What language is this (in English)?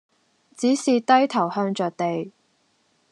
Cantonese